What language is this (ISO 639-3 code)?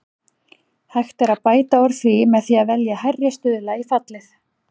isl